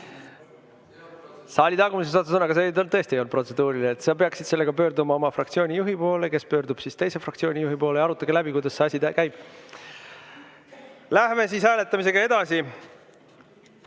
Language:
Estonian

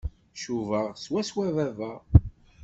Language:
Kabyle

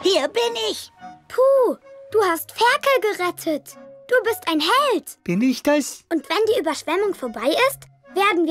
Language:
German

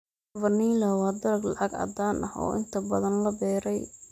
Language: Somali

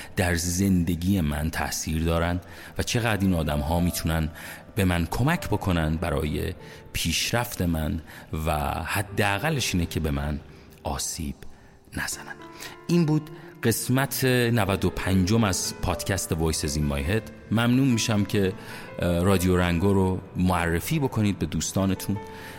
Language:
Persian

